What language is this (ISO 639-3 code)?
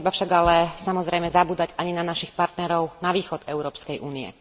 slk